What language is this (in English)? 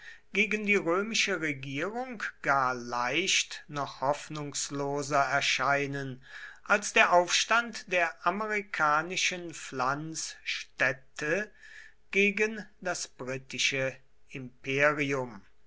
German